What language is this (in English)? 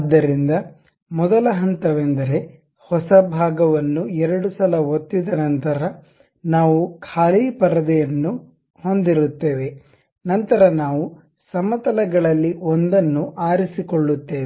Kannada